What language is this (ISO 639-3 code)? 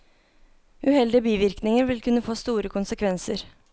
nor